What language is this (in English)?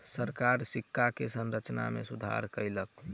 Maithili